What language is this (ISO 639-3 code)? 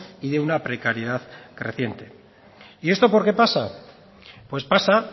spa